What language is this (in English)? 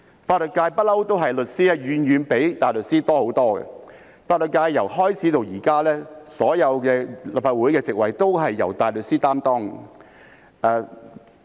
Cantonese